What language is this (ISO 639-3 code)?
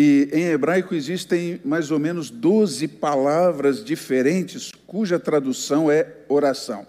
por